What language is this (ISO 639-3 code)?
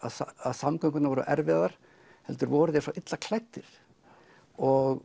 isl